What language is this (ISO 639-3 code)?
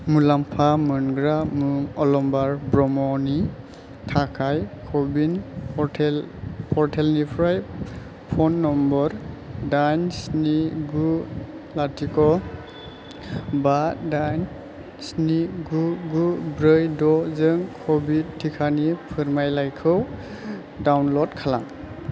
brx